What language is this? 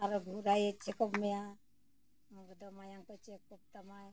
Santali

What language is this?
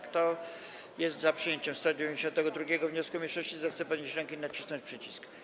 Polish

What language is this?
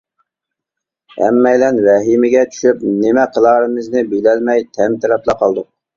Uyghur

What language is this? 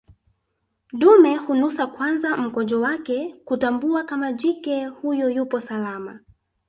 Swahili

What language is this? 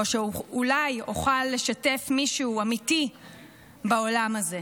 Hebrew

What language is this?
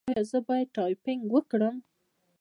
Pashto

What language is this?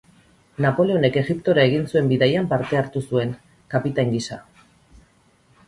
Basque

